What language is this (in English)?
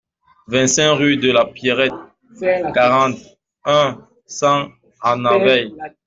French